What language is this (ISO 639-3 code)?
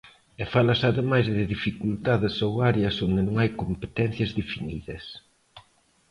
glg